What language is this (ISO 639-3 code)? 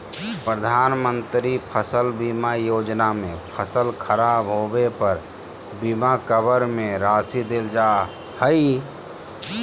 mag